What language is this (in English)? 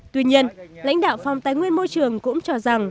Vietnamese